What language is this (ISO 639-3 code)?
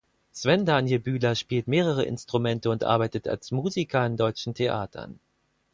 deu